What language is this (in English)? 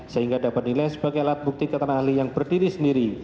Indonesian